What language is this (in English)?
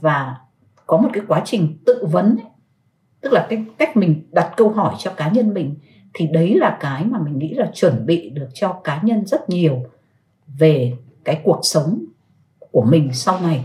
Vietnamese